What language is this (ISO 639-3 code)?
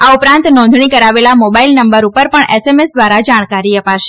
guj